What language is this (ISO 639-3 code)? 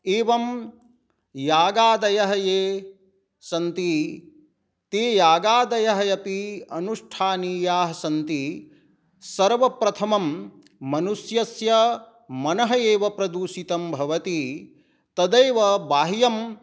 san